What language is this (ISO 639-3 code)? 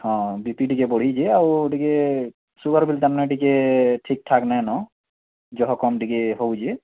ori